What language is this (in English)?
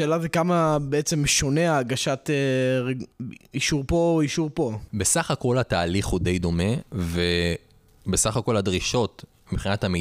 Hebrew